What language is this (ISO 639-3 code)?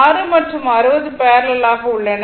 tam